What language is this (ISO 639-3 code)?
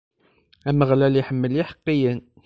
kab